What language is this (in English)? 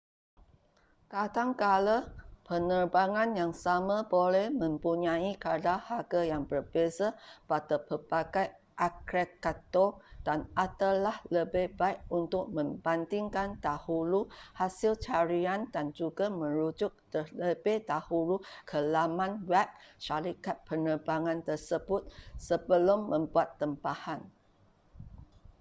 Malay